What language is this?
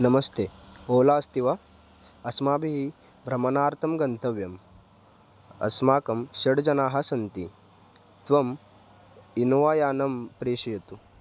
Sanskrit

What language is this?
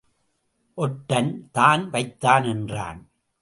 Tamil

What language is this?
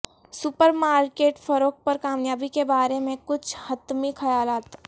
Urdu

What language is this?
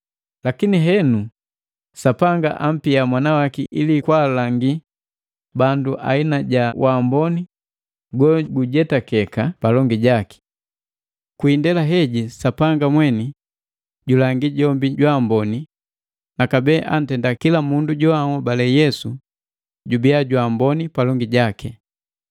Matengo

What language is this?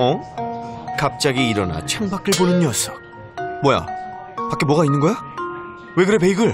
Korean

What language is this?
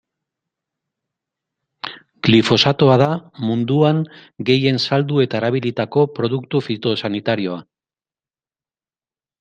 Basque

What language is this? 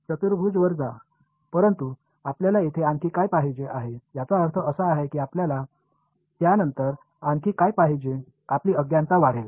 Marathi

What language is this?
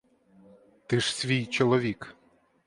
Ukrainian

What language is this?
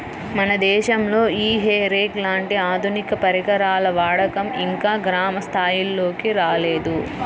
Telugu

